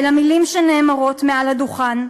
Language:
Hebrew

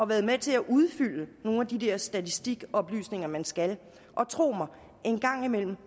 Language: Danish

